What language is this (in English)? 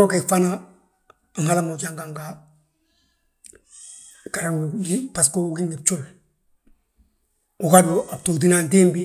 Balanta-Ganja